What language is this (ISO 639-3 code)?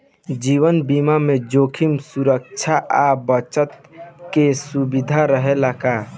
bho